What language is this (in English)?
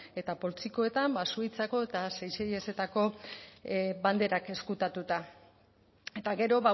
Basque